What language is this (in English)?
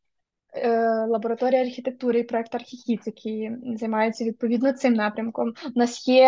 Ukrainian